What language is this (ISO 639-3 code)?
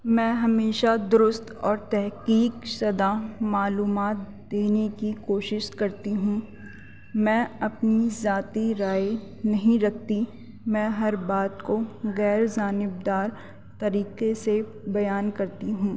urd